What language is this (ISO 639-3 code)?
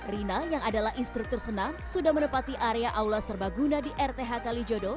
ind